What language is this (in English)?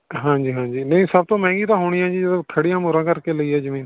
Punjabi